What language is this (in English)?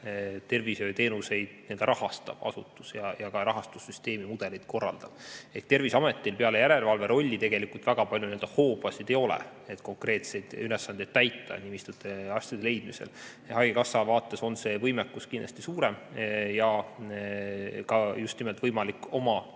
Estonian